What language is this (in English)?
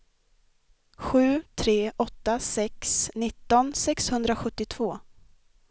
Swedish